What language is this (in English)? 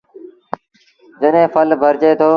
Sindhi Bhil